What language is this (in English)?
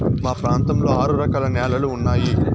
Telugu